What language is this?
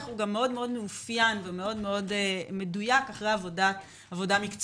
Hebrew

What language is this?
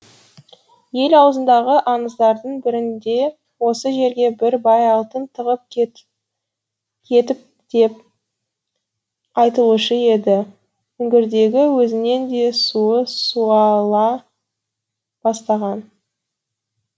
Kazakh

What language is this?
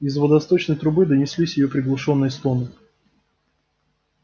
Russian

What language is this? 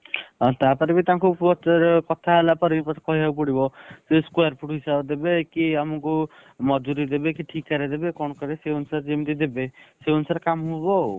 Odia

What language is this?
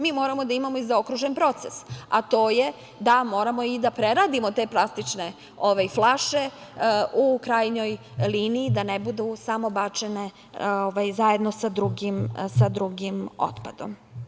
Serbian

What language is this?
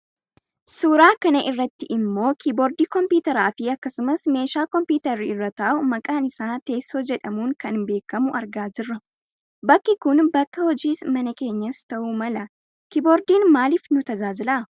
Oromo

